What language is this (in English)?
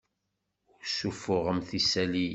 Kabyle